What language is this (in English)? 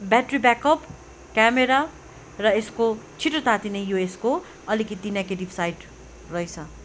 Nepali